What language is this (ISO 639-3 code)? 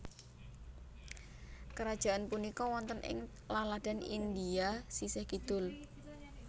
jav